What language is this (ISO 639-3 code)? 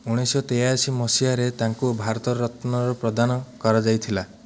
ori